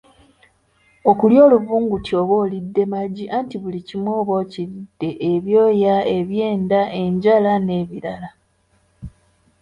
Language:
Ganda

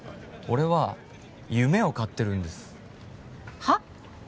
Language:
Japanese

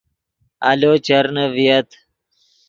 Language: Yidgha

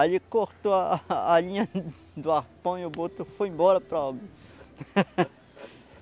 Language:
Portuguese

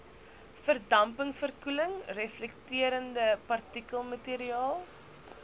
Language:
Afrikaans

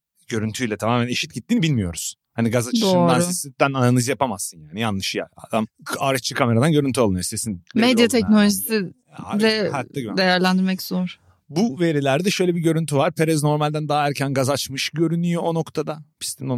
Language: Turkish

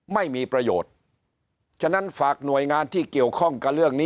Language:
Thai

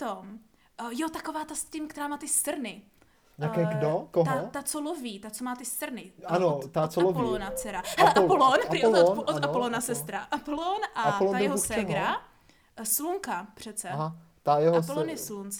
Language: Czech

